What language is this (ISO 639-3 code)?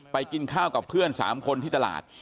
tha